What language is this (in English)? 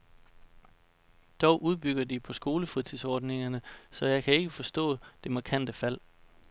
Danish